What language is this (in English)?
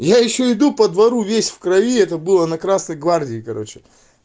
Russian